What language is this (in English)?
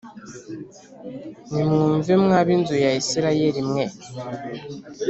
Kinyarwanda